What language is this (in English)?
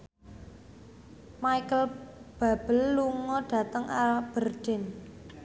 Javanese